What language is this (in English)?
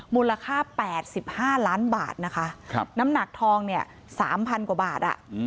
Thai